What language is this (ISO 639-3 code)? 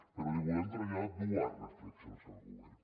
cat